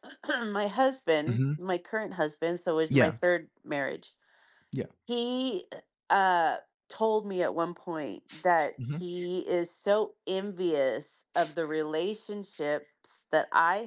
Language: English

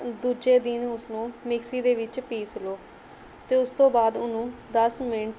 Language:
Punjabi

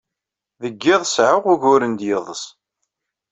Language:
Kabyle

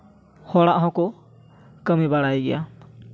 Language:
Santali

